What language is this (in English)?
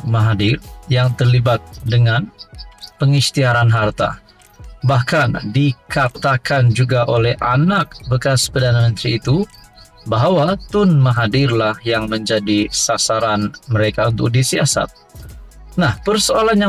Indonesian